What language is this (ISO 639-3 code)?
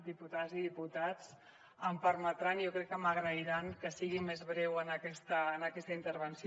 cat